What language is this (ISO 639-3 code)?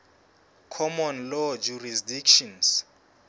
sot